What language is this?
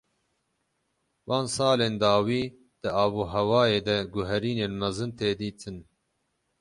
Kurdish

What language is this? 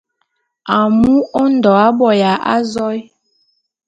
Bulu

